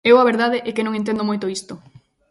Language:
Galician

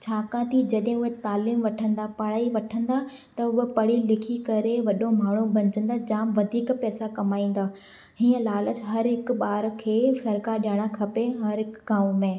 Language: Sindhi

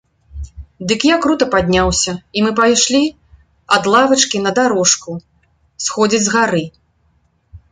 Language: Belarusian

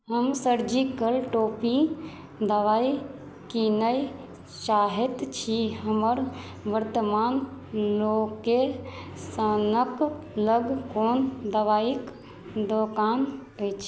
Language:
Maithili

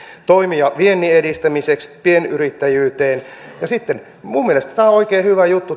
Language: Finnish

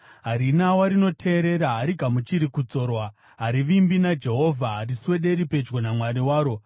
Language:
Shona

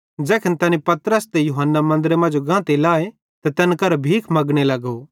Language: Bhadrawahi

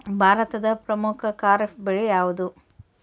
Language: Kannada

